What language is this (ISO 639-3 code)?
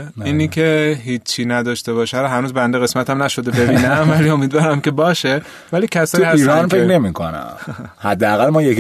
fas